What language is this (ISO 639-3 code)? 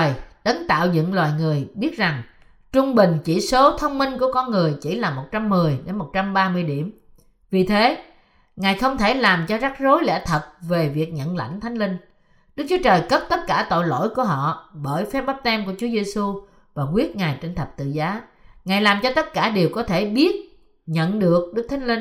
vie